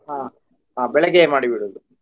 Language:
Kannada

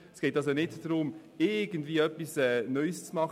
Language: Swiss German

